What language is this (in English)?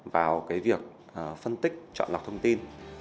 Vietnamese